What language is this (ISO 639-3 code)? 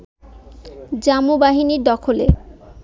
ben